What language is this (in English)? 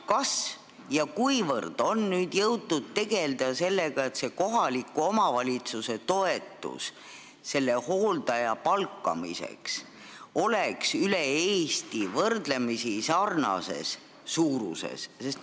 Estonian